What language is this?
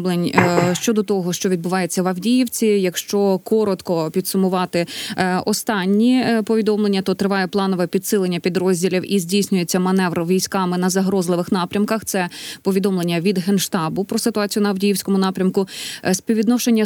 Ukrainian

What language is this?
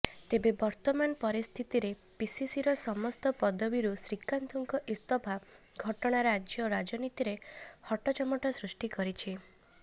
Odia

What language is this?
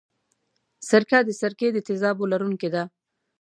Pashto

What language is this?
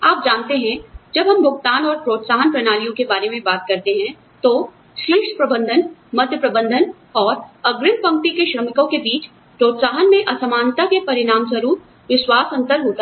Hindi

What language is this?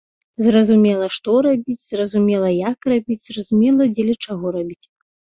Belarusian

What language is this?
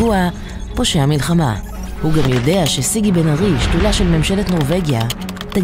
Hebrew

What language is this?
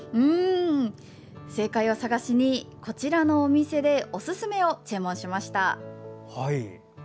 Japanese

